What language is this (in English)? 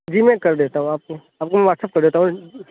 Urdu